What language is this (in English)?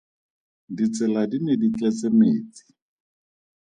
Tswana